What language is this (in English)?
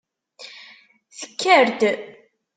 Kabyle